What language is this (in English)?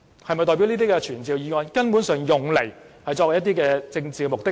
Cantonese